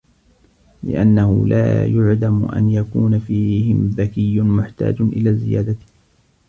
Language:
Arabic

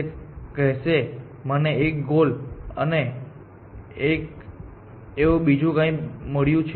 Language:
Gujarati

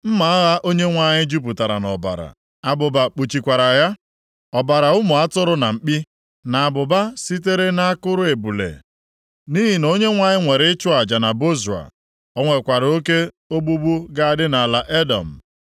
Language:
Igbo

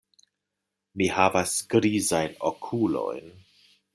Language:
Esperanto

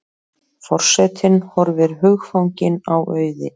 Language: Icelandic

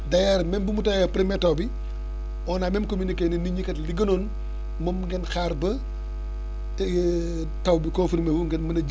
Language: Wolof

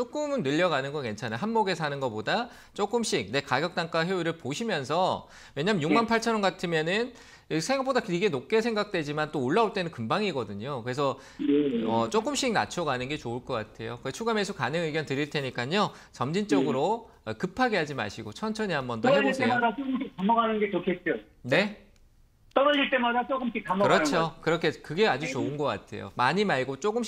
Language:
Korean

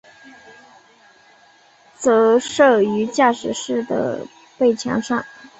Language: Chinese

